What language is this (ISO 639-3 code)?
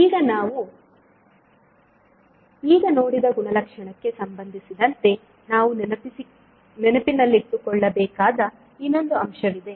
kan